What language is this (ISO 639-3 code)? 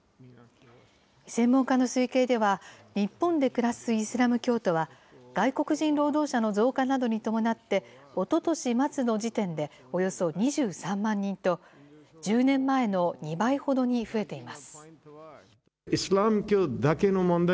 jpn